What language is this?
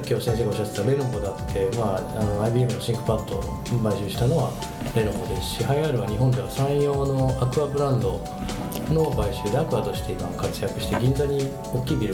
Japanese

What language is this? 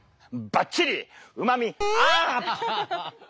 Japanese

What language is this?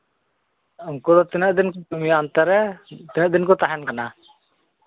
Santali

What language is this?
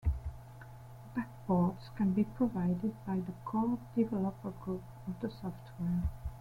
English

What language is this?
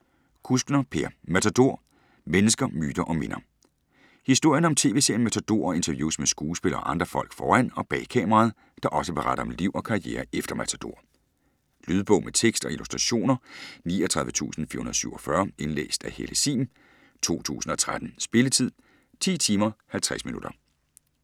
Danish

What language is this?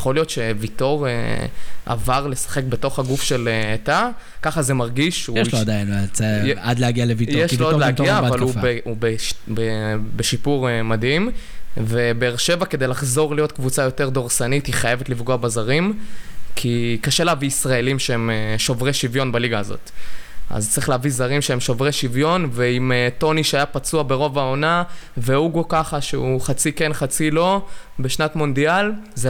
Hebrew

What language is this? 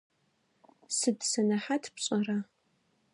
Adyghe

